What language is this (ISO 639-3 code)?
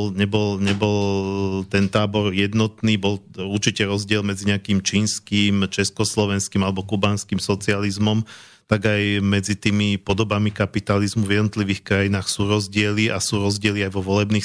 slk